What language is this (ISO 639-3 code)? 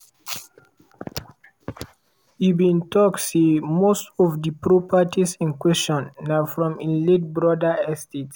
pcm